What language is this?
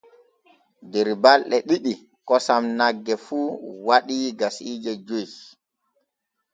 Borgu Fulfulde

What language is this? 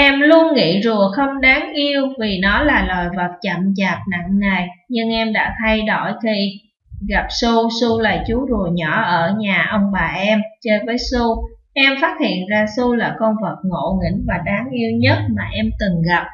Vietnamese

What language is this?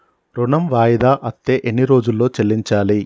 Telugu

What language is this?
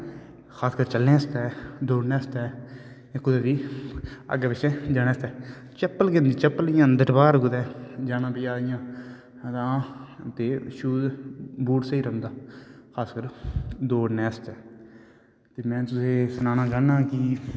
Dogri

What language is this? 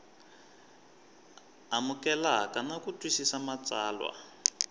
Tsonga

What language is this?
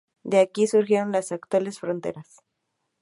Spanish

